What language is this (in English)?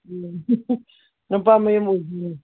Manipuri